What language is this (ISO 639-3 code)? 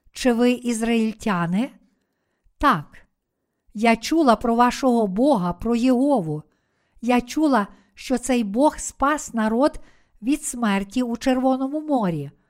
ukr